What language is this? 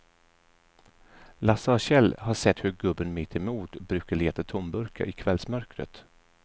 Swedish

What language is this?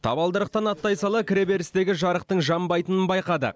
Kazakh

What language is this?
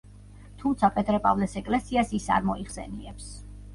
Georgian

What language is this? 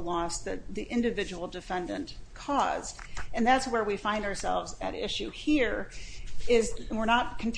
English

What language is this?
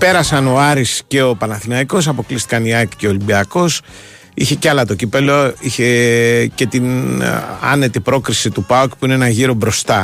Greek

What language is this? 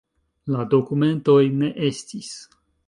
Esperanto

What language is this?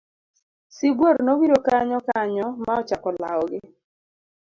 Luo (Kenya and Tanzania)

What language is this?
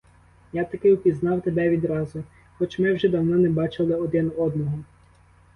Ukrainian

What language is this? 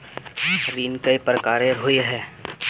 Magahi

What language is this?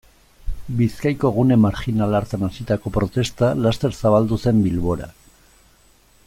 Basque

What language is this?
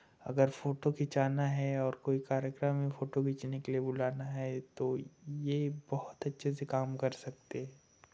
Hindi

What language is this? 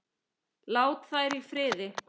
Icelandic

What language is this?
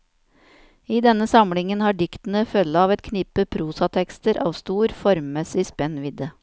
Norwegian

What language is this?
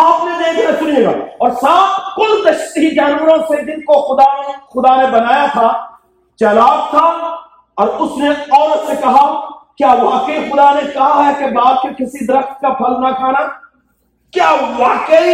Urdu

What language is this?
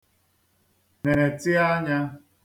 Igbo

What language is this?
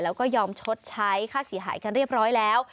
Thai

